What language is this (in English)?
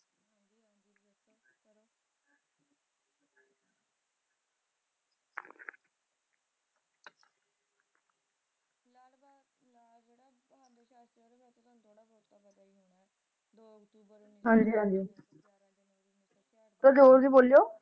Punjabi